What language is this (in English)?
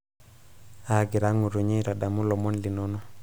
Masai